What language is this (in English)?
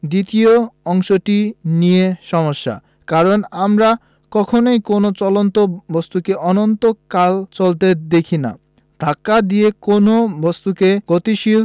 Bangla